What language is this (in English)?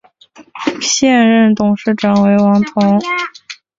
Chinese